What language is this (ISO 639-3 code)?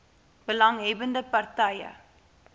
afr